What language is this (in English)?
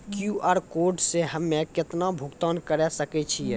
Maithili